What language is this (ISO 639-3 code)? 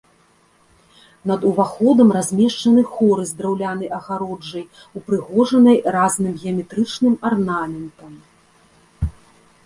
bel